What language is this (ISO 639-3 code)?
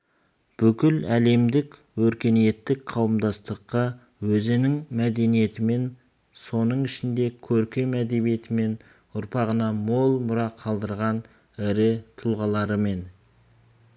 kaz